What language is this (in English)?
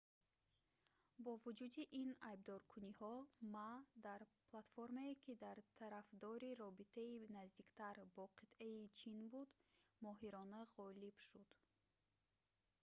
Tajik